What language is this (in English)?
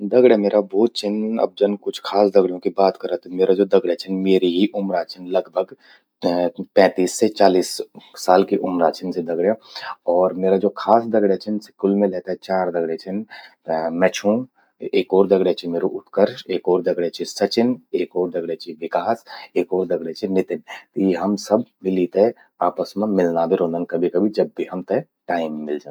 Garhwali